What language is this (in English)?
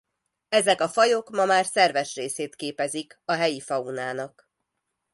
Hungarian